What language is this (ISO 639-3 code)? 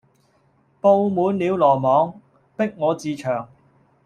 yue